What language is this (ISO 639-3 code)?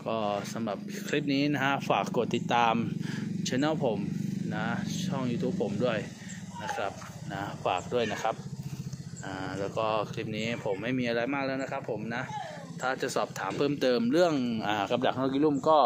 tha